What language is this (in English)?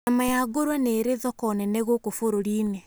Kikuyu